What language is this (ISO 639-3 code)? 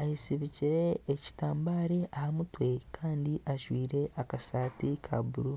nyn